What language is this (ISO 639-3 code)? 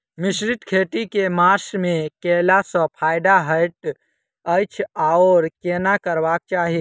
mai